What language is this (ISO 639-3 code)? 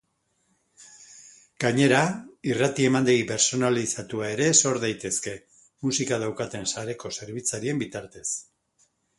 eus